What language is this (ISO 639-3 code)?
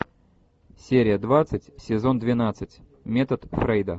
rus